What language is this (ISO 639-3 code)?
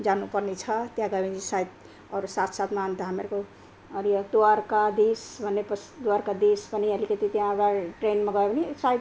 nep